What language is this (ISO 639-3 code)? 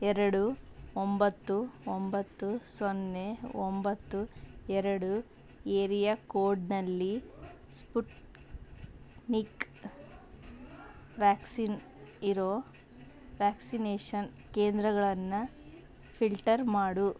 kan